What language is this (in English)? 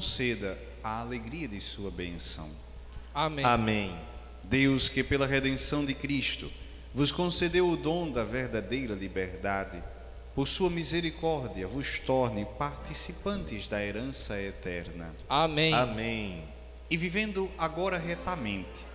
Portuguese